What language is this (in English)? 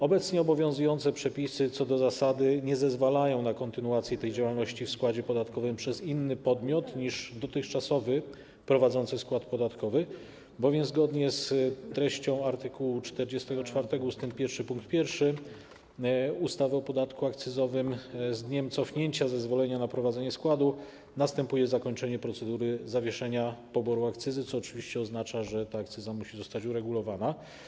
Polish